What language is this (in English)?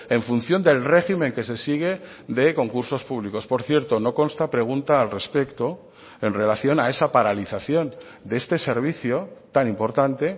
Spanish